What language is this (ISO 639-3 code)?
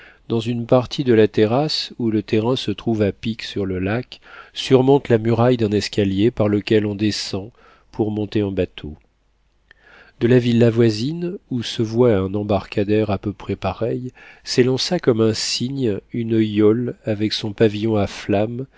fra